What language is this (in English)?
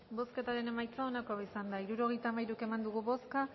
Basque